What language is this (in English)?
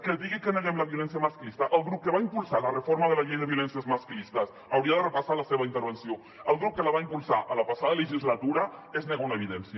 Catalan